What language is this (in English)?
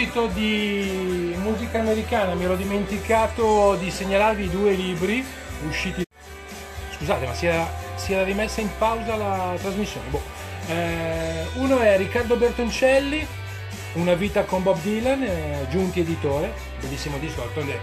Italian